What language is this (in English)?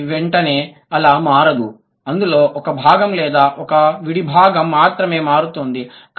Telugu